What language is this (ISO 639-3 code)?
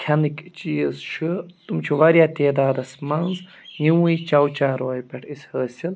kas